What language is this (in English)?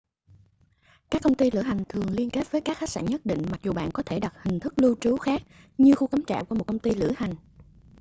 Vietnamese